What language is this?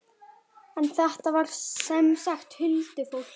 Icelandic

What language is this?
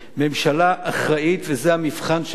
Hebrew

